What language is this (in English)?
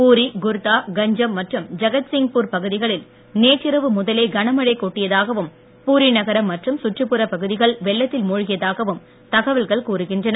Tamil